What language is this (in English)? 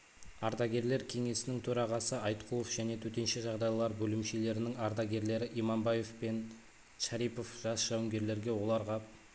Kazakh